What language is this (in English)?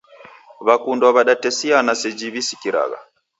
Taita